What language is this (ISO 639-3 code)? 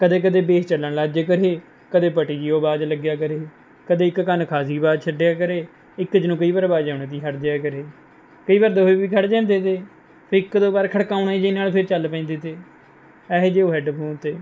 pan